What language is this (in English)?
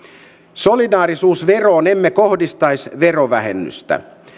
Finnish